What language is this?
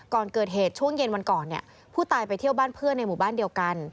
Thai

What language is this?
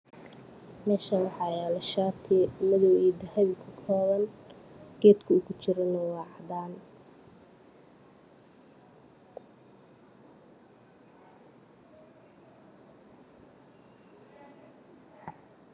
Somali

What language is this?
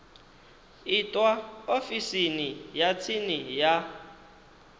Venda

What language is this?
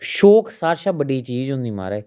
Dogri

